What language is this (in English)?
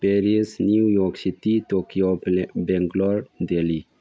Manipuri